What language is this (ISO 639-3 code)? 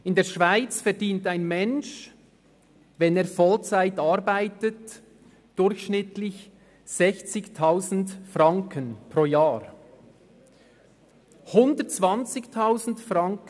gsw